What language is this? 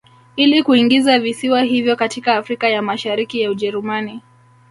Swahili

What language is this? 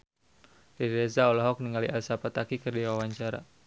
Sundanese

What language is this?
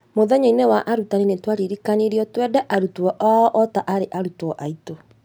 Kikuyu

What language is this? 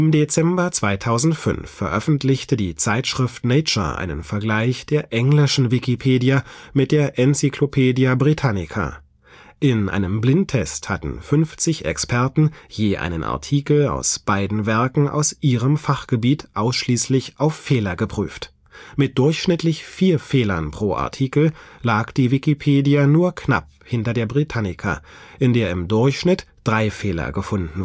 German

